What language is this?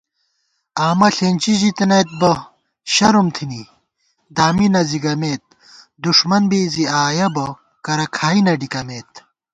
Gawar-Bati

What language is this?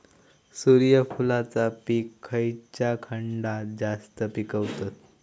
Marathi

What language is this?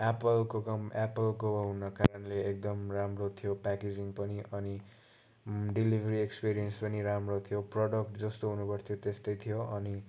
Nepali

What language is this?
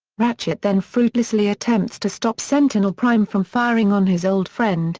English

